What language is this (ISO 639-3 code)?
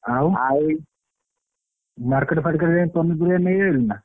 ori